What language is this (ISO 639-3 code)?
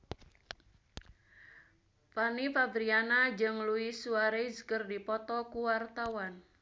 sun